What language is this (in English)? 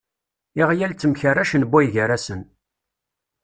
Kabyle